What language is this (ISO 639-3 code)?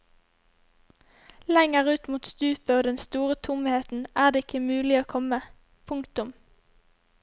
nor